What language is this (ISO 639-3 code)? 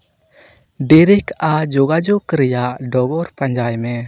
sat